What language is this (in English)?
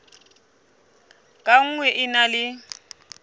Southern Sotho